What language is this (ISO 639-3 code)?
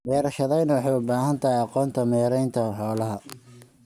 som